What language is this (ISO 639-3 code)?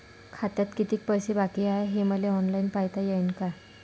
mar